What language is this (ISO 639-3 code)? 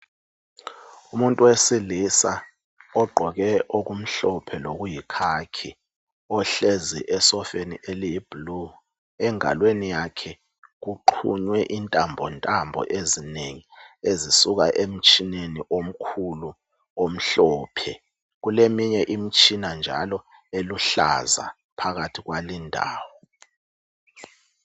nde